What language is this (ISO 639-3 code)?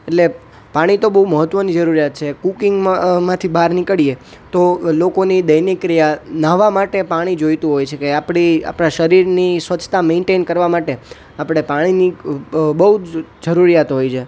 guj